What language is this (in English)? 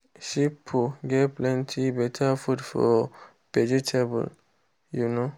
Nigerian Pidgin